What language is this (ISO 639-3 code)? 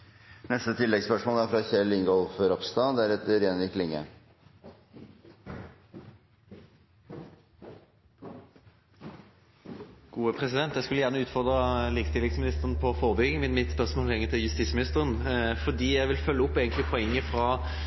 nor